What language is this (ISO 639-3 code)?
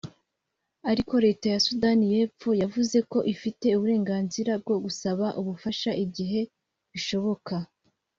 kin